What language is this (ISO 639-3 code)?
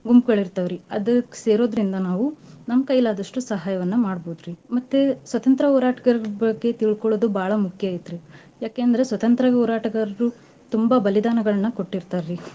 kan